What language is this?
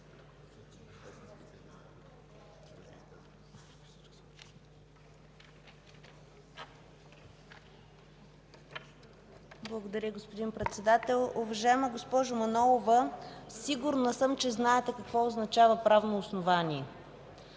Bulgarian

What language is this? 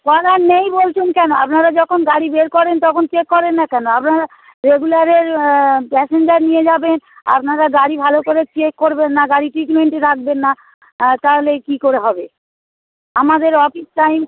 Bangla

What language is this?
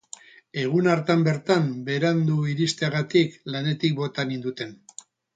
Basque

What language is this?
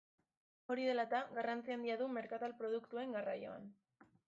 Basque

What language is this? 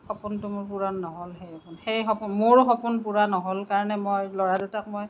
Assamese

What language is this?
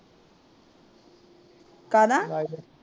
Punjabi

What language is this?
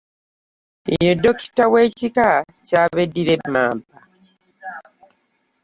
Ganda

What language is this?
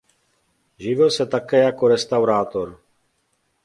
Czech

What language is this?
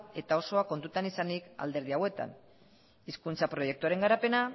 Basque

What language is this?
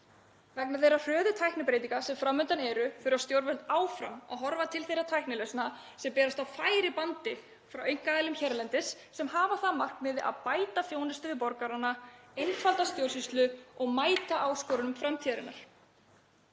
Icelandic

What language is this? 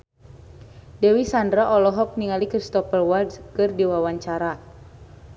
Sundanese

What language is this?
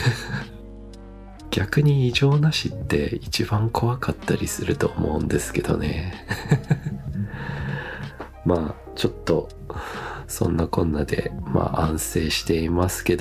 Japanese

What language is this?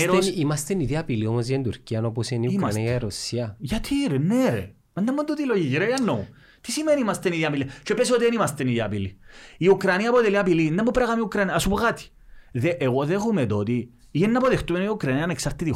Greek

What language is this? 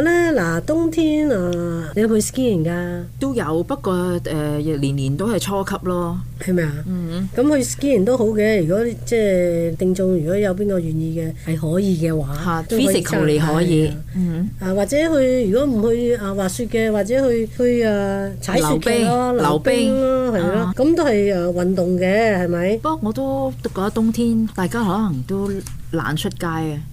Chinese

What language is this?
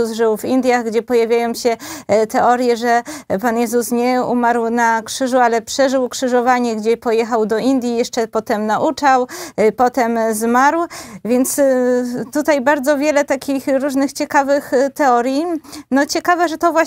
Polish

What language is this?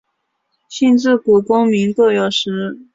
Chinese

